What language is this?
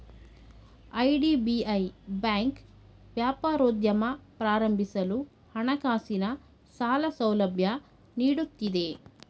Kannada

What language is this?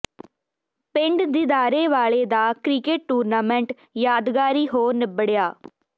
Punjabi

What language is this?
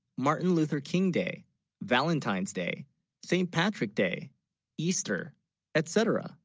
English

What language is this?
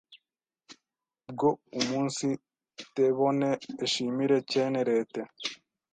Kinyarwanda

